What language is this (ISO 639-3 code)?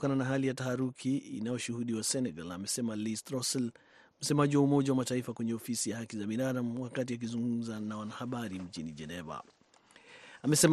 swa